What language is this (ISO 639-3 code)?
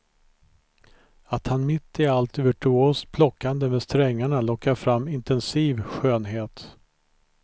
swe